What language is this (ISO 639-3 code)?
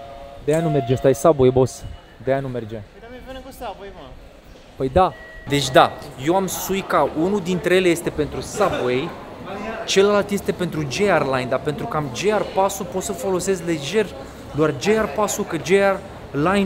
ron